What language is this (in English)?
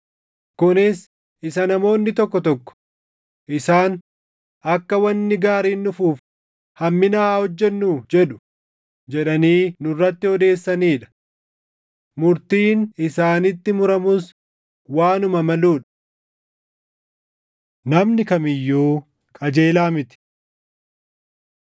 Oromo